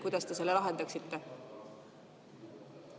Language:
Estonian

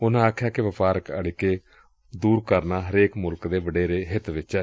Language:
Punjabi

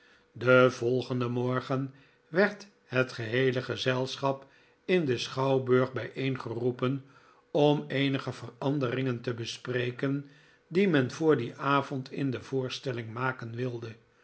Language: Dutch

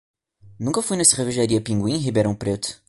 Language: Portuguese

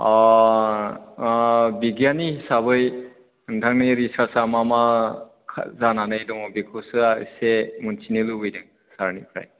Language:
Bodo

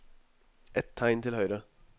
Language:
Norwegian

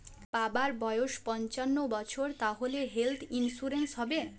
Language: Bangla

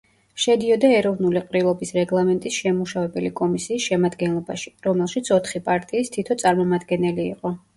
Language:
Georgian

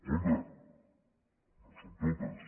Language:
Catalan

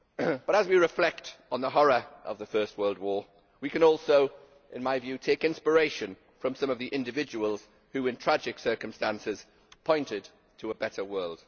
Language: English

